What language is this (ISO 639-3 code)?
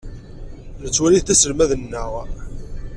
kab